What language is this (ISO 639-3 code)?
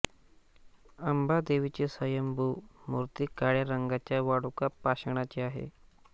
mar